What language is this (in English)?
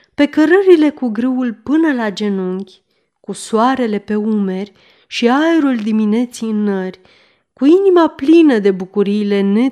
Romanian